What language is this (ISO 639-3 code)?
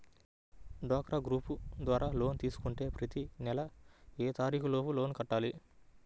tel